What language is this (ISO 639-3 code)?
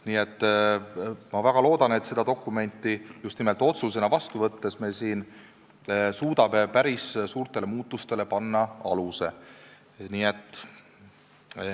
est